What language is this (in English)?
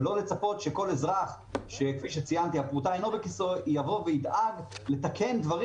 Hebrew